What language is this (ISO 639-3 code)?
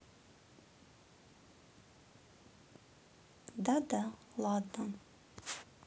rus